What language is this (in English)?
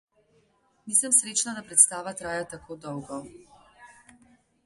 Slovenian